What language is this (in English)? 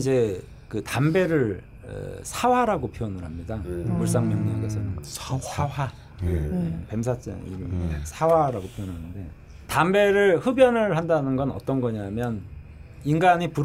Korean